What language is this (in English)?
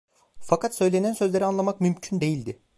Turkish